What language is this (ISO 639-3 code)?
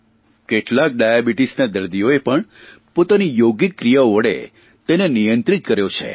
guj